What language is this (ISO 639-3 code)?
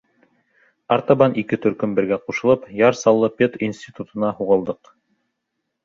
bak